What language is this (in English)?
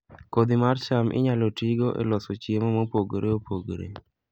Luo (Kenya and Tanzania)